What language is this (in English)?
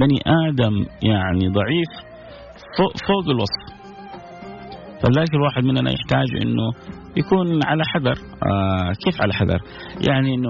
Arabic